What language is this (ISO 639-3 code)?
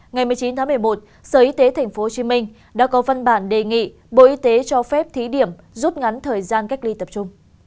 vie